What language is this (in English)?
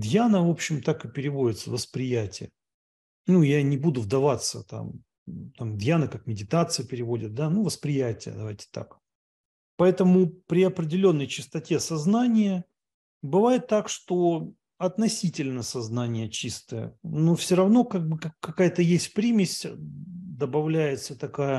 Russian